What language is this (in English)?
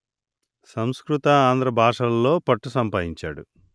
Telugu